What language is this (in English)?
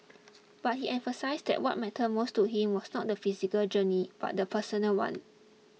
English